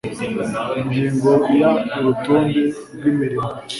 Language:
Kinyarwanda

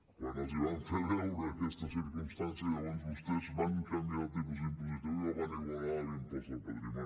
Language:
Catalan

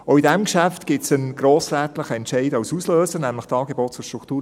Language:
Swiss German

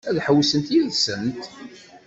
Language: Kabyle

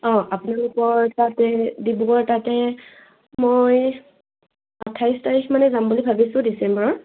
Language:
Assamese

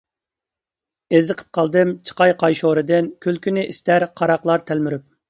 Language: Uyghur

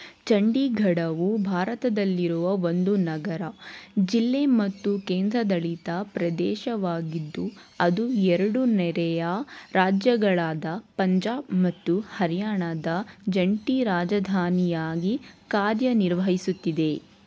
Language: Kannada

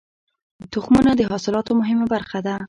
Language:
Pashto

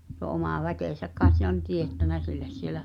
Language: Finnish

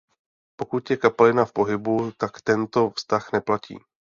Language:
Czech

